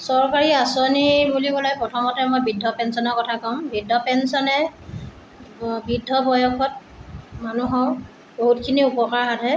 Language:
Assamese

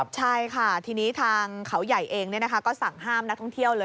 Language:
Thai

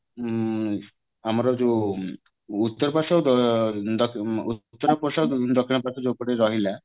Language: Odia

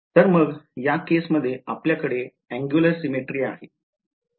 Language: Marathi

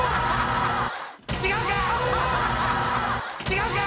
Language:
Japanese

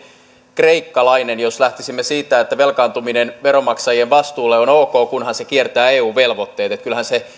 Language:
Finnish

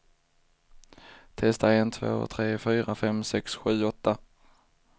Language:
Swedish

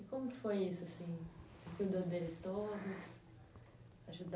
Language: Portuguese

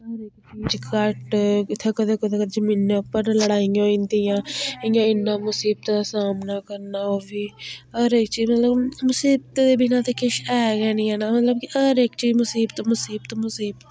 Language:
Dogri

